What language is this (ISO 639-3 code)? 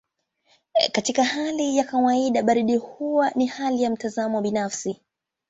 swa